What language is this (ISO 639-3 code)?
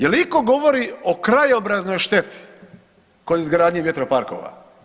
hrv